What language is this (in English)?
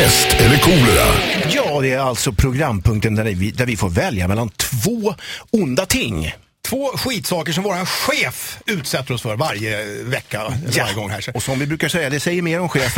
Swedish